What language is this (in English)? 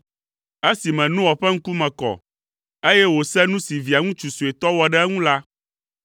Ewe